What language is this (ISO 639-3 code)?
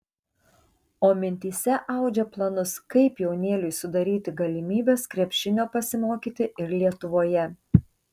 lit